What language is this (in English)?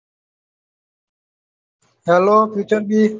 Gujarati